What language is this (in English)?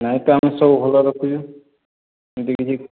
Odia